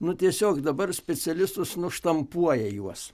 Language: Lithuanian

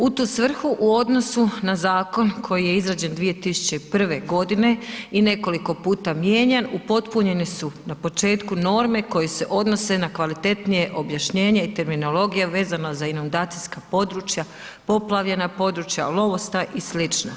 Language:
Croatian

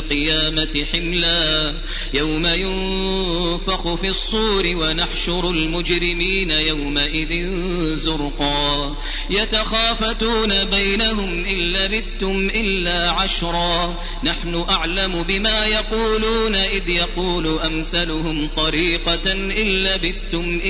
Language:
Arabic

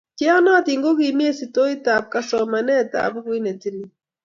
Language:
Kalenjin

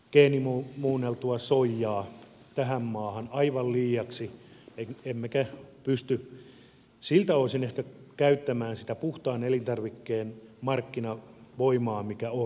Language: Finnish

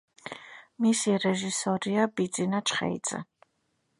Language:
Georgian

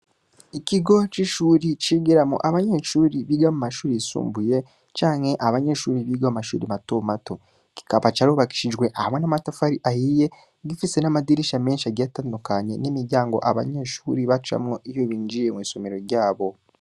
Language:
Rundi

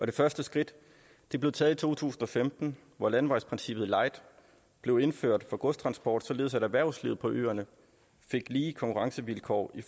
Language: Danish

